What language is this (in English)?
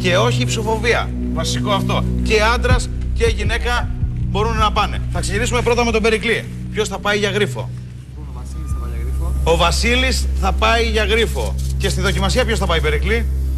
Greek